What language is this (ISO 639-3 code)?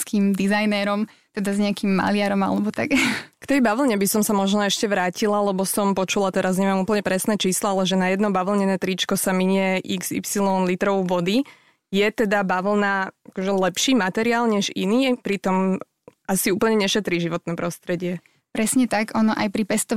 slk